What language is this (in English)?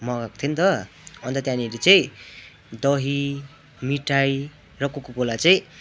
Nepali